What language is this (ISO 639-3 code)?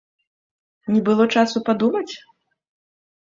bel